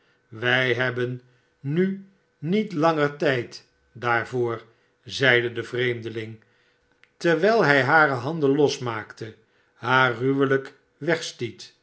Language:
Dutch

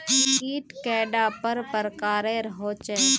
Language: Magahi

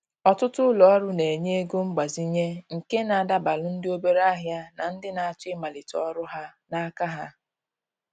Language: Igbo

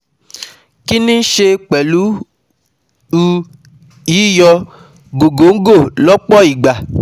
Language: Yoruba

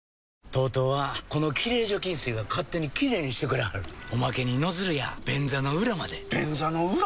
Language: Japanese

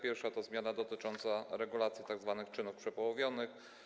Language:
Polish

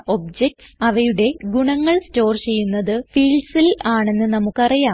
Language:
Malayalam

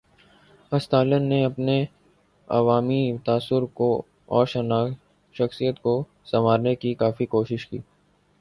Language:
Urdu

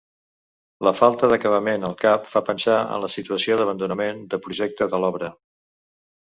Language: Catalan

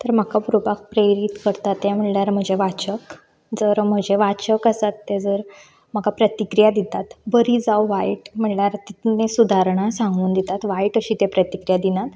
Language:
Konkani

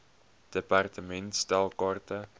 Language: Afrikaans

